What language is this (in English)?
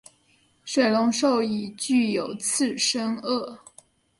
Chinese